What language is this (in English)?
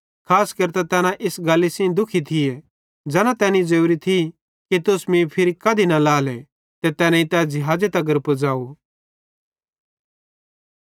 Bhadrawahi